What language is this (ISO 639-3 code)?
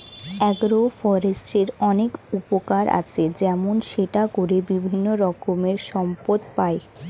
ben